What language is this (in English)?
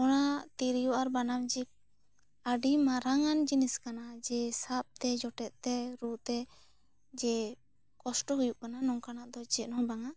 Santali